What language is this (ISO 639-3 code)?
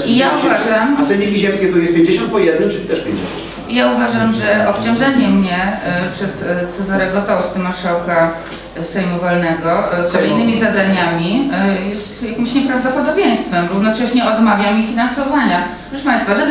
pol